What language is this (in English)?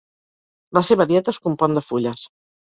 Catalan